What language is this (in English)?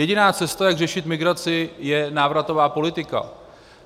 Czech